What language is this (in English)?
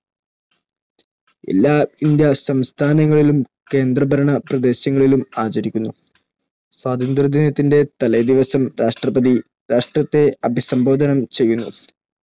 Malayalam